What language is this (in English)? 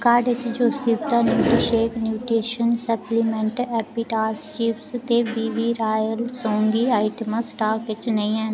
Dogri